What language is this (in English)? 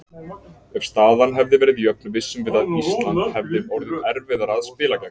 Icelandic